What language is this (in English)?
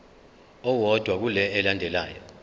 Zulu